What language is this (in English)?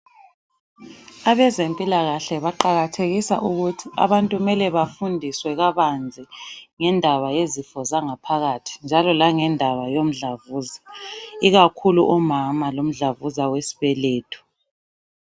North Ndebele